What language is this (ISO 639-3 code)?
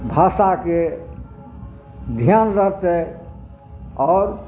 mai